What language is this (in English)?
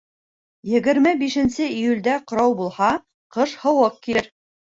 Bashkir